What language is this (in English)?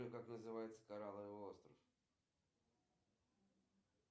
Russian